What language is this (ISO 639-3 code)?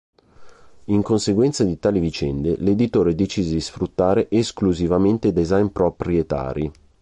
ita